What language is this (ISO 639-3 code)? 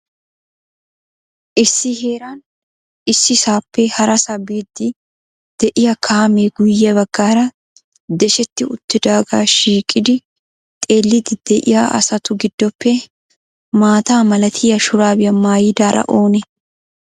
wal